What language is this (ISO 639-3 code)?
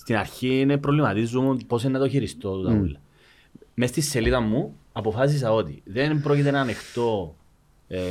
ell